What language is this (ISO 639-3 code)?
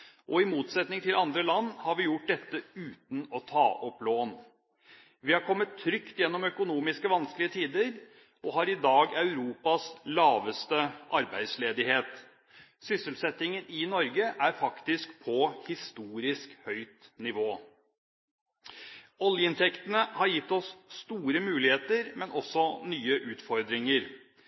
nob